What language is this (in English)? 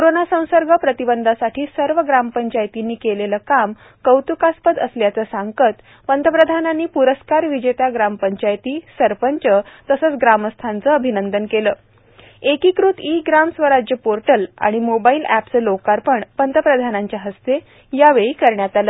Marathi